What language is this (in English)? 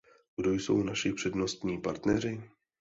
Czech